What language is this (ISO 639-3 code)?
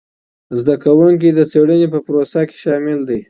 pus